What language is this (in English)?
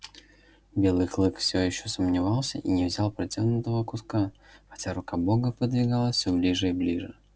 Russian